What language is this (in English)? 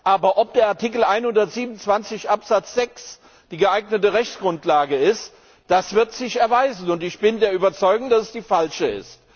German